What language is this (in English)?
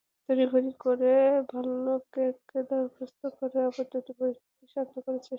Bangla